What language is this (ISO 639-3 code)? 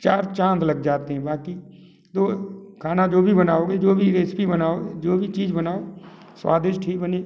hin